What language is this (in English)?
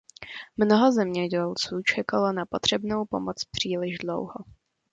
Czech